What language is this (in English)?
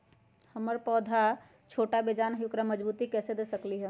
Magahi